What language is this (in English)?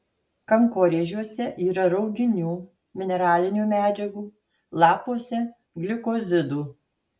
Lithuanian